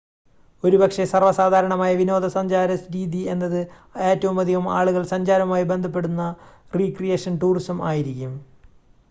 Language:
Malayalam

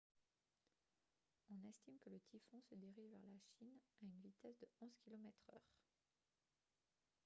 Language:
French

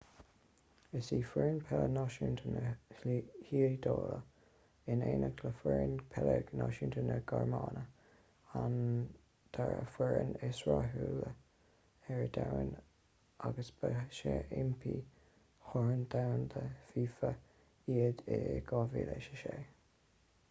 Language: Irish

